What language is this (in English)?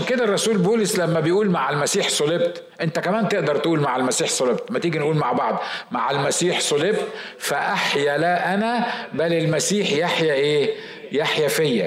Arabic